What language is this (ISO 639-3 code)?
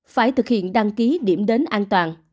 vie